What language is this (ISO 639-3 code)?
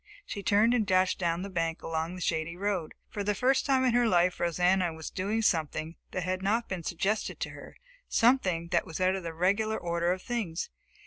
eng